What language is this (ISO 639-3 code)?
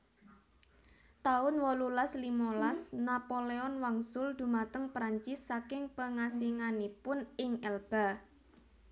jav